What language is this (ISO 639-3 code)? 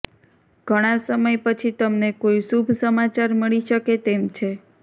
guj